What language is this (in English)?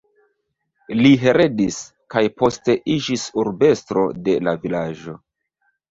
Esperanto